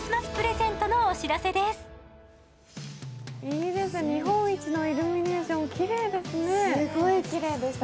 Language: Japanese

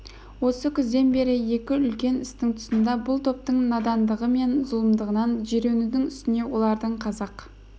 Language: Kazakh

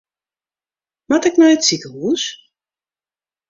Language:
Western Frisian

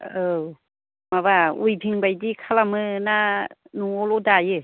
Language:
Bodo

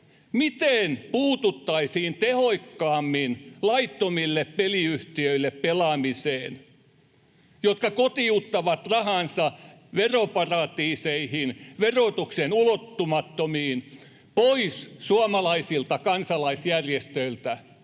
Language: Finnish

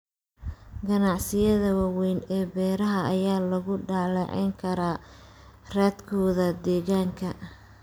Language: Somali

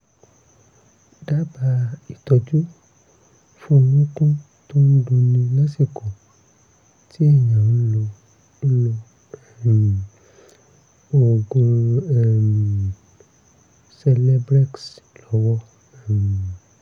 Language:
Yoruba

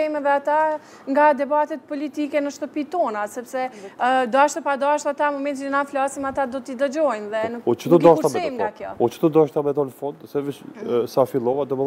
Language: Romanian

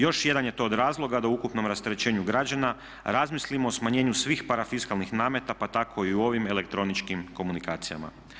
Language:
Croatian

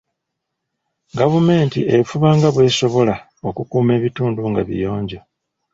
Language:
Ganda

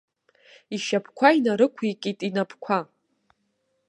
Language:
Abkhazian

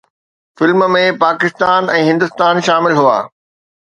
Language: Sindhi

